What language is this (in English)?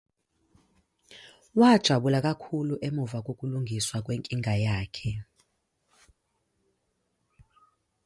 Zulu